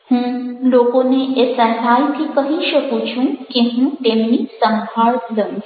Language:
Gujarati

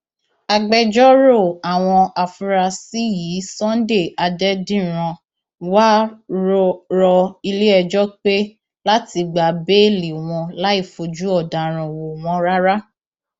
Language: Yoruba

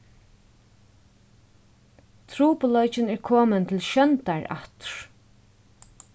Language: Faroese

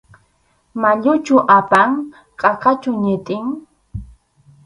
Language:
Arequipa-La Unión Quechua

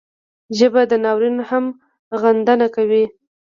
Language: Pashto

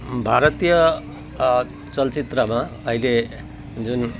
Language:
Nepali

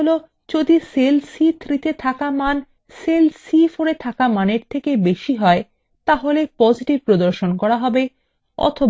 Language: Bangla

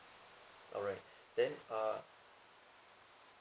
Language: English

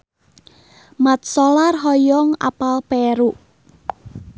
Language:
Sundanese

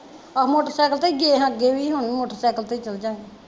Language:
Punjabi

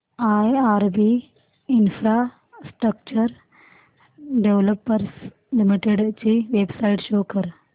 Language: Marathi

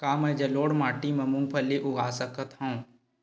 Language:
Chhattisgarhi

